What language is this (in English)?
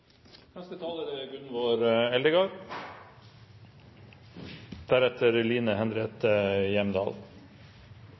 Norwegian